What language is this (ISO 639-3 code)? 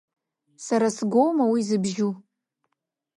abk